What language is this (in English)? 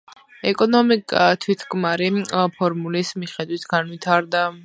Georgian